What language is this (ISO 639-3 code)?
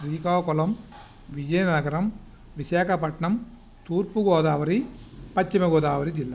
tel